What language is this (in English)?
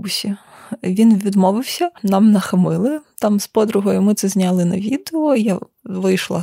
Ukrainian